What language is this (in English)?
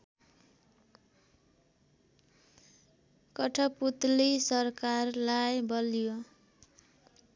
Nepali